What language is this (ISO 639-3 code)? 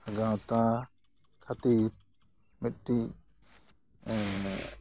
sat